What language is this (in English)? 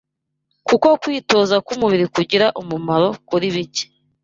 Kinyarwanda